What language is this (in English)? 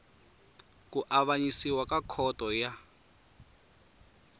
Tsonga